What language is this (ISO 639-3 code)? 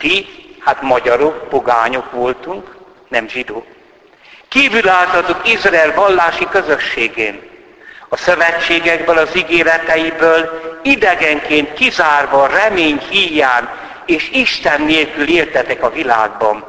hun